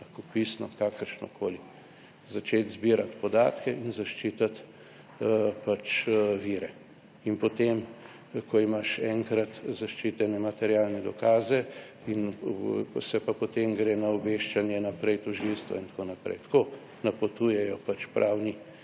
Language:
Slovenian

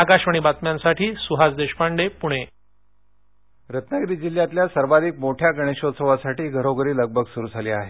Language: Marathi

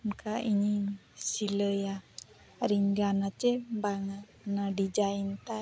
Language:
Santali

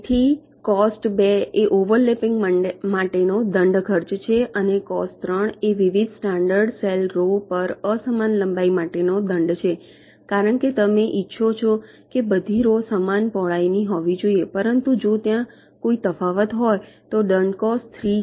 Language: Gujarati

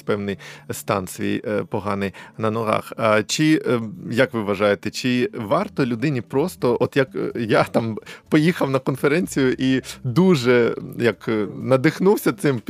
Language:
Ukrainian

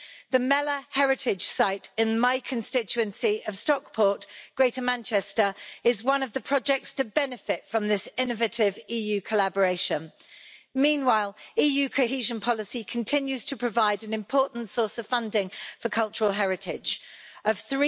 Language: English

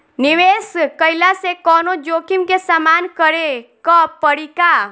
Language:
Bhojpuri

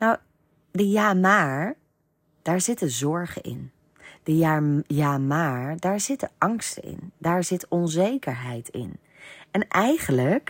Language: Dutch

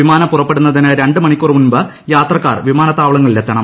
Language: Malayalam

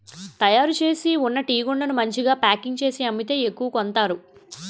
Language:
Telugu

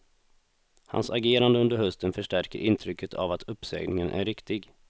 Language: Swedish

